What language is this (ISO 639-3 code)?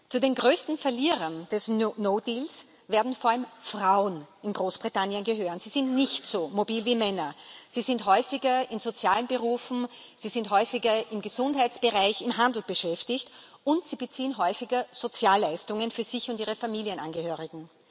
deu